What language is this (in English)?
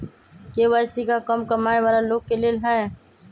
Magahi